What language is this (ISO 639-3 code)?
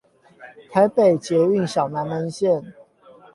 zho